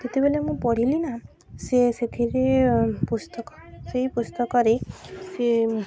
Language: Odia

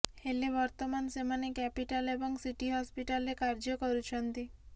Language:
Odia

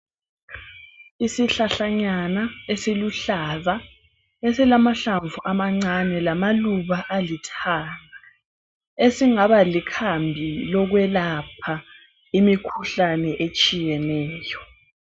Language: North Ndebele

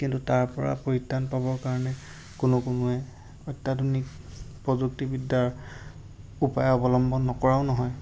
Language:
Assamese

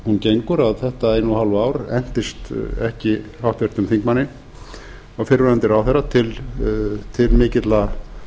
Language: Icelandic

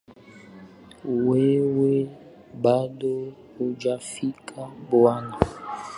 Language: Swahili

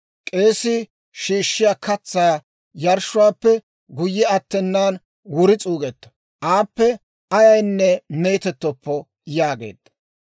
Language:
Dawro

